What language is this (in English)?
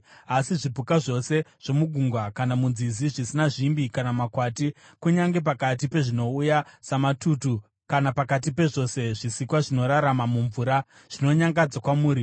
Shona